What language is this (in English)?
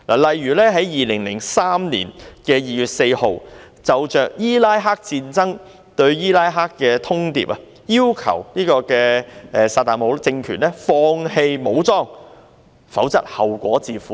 Cantonese